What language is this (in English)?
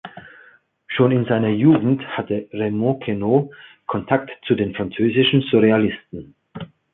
German